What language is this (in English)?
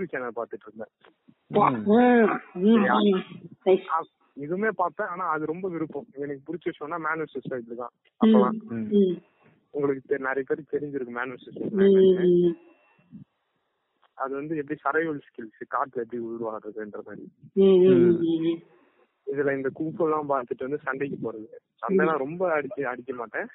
Tamil